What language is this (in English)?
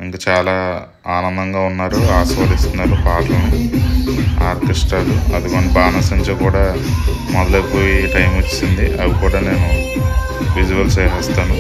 Telugu